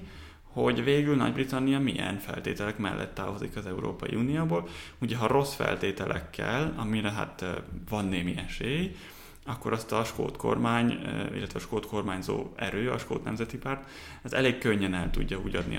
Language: Hungarian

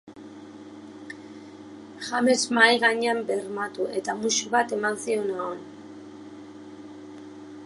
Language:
Basque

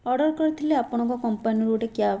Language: Odia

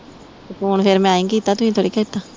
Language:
Punjabi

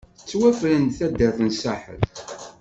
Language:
Kabyle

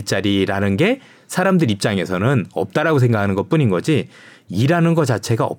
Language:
Korean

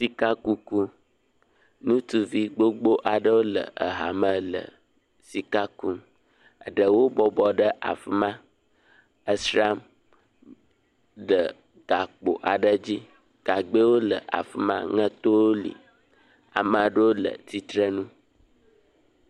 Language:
Ewe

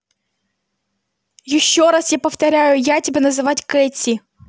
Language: Russian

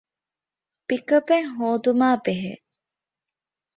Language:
Divehi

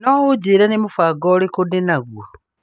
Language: Kikuyu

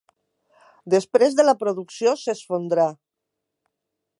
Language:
Catalan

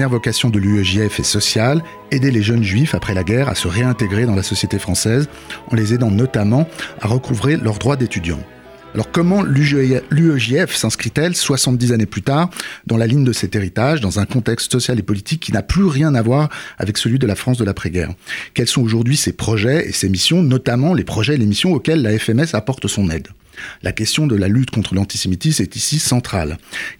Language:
French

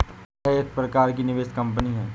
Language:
Hindi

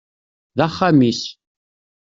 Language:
Kabyle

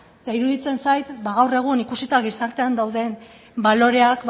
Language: Basque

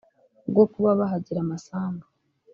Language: Kinyarwanda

